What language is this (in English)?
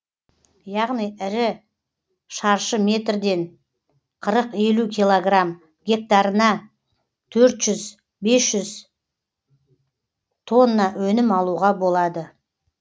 Kazakh